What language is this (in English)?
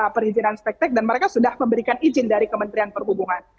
Indonesian